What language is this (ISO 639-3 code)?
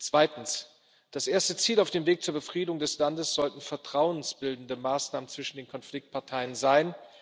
deu